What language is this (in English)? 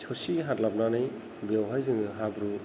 Bodo